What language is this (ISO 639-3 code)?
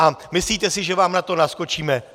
ces